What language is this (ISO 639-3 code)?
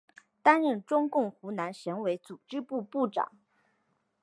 zho